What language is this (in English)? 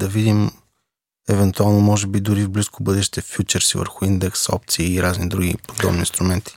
Bulgarian